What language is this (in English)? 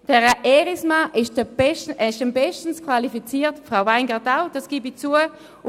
Swiss German